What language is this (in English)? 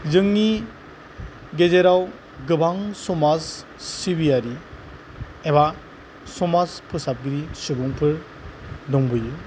Bodo